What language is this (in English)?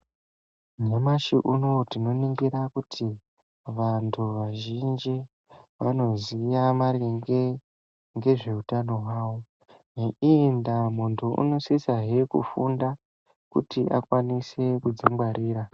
Ndau